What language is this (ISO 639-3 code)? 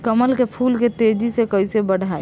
bho